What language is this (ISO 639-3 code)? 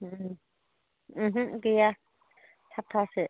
brx